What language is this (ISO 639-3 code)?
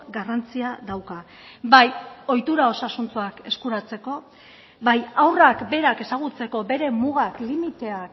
eus